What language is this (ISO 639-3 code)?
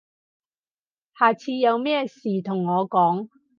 yue